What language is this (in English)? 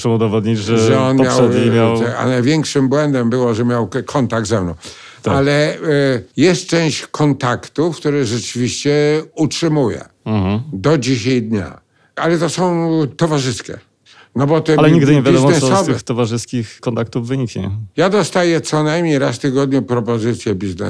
Polish